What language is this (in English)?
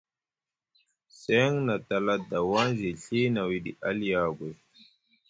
Musgu